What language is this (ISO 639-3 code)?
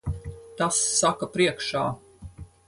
lav